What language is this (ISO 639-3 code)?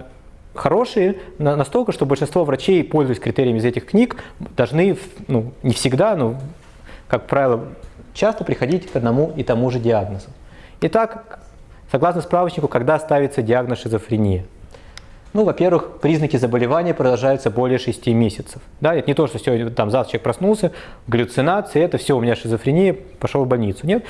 rus